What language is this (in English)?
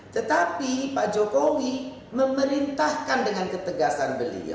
Indonesian